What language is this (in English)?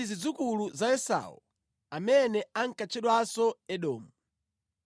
Nyanja